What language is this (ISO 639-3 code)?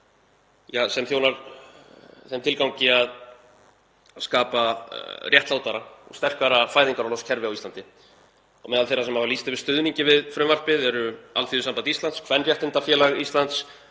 isl